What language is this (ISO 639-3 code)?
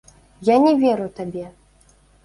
bel